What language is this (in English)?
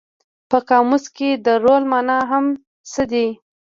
Pashto